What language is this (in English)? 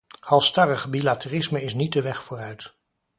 Dutch